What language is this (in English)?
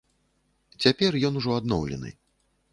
Belarusian